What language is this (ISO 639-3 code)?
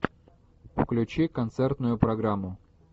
rus